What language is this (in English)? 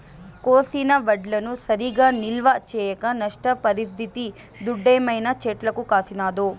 Telugu